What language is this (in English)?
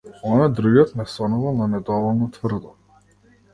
Macedonian